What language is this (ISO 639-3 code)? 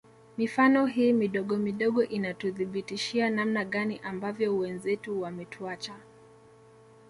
swa